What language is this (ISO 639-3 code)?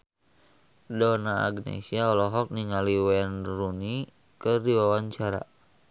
sun